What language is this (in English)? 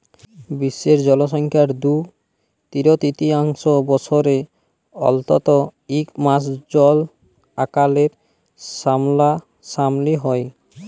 Bangla